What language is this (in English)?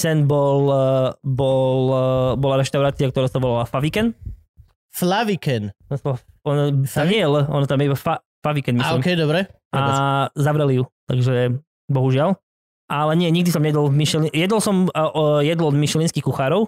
Slovak